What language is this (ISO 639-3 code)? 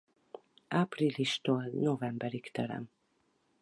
hun